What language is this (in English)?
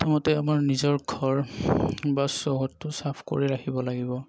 Assamese